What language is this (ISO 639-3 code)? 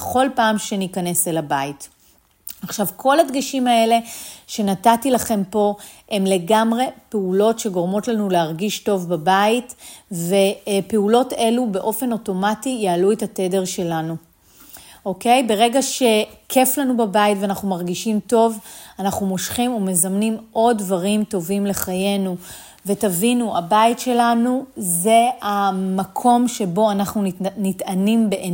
heb